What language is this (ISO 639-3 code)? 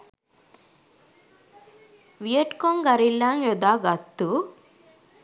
sin